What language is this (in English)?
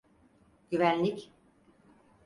Turkish